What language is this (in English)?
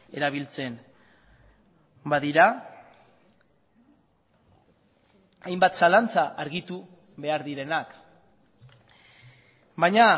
Basque